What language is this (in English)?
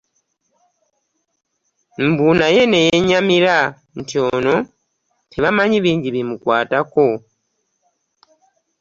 Ganda